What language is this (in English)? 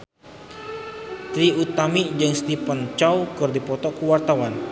Sundanese